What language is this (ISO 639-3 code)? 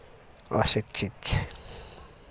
mai